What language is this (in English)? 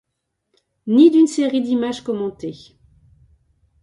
French